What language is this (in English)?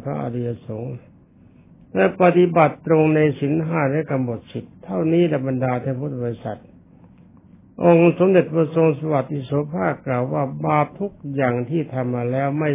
Thai